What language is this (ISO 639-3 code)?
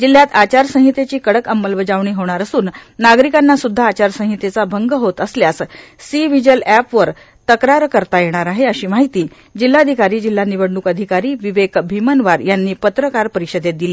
mar